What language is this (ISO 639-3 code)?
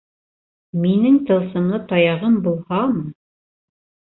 bak